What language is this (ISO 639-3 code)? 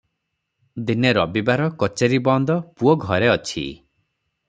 ori